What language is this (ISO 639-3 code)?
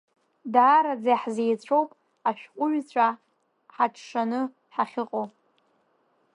abk